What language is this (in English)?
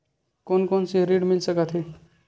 Chhattisgarhi